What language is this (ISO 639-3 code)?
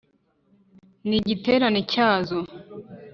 kin